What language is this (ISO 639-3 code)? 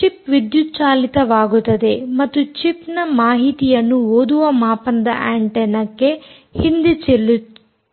kan